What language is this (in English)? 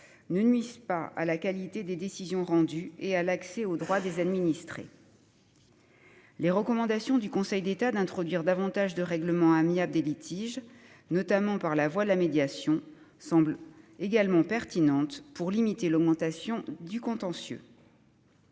French